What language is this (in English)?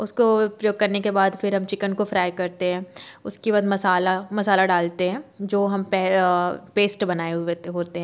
Hindi